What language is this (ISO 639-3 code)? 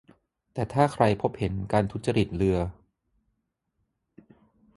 tha